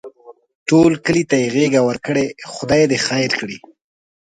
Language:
Pashto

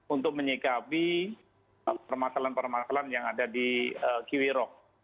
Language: Indonesian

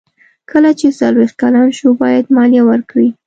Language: Pashto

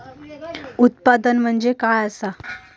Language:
Marathi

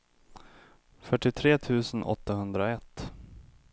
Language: Swedish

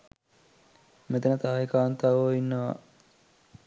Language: Sinhala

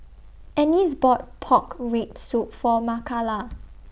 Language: English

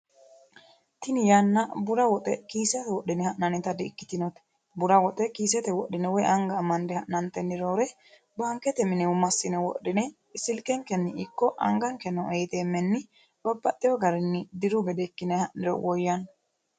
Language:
Sidamo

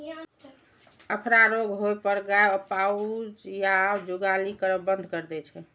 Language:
Maithili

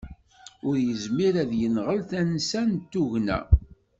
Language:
Kabyle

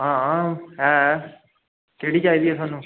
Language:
Dogri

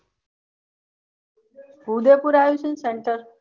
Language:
Gujarati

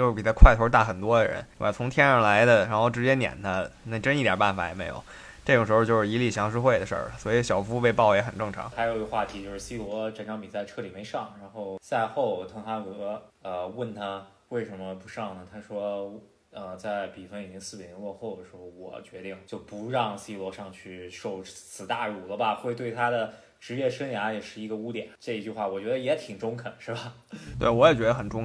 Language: Chinese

